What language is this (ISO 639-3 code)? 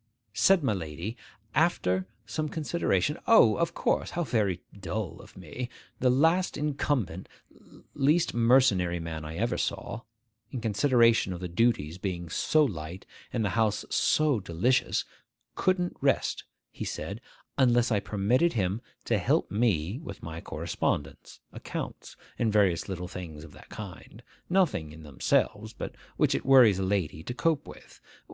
eng